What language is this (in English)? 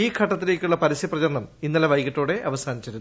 Malayalam